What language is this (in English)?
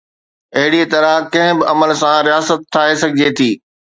Sindhi